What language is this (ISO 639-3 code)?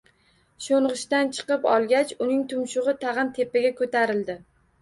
uzb